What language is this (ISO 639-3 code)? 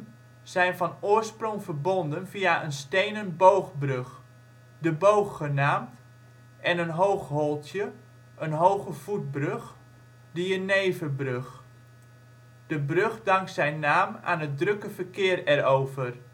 nld